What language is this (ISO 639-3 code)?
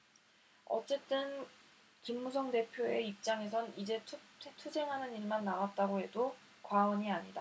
kor